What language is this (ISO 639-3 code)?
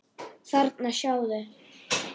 isl